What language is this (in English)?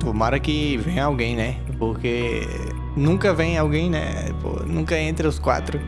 Portuguese